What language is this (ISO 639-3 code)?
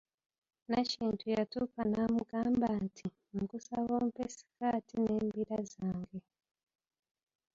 lug